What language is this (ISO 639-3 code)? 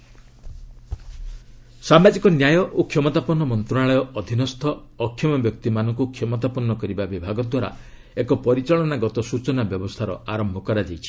ori